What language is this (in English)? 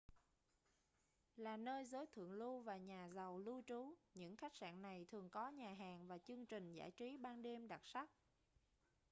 Vietnamese